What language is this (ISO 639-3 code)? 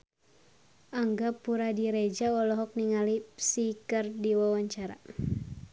sun